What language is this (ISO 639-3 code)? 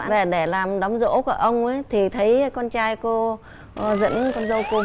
vie